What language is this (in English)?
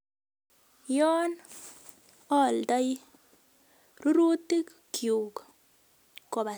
Kalenjin